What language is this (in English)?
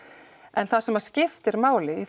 Icelandic